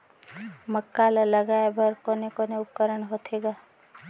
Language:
Chhattisgarhi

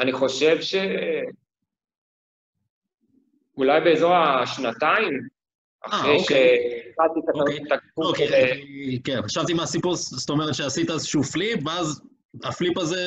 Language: Hebrew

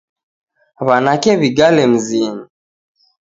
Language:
Taita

